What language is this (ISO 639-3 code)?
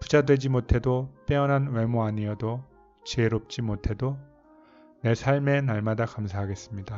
kor